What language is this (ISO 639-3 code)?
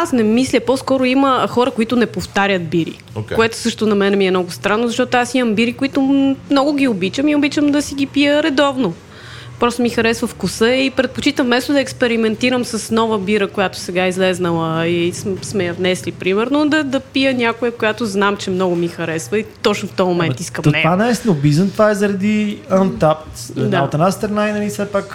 bul